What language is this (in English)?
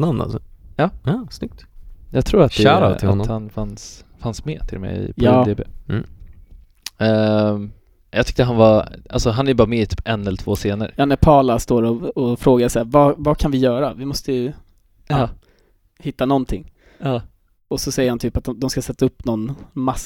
Swedish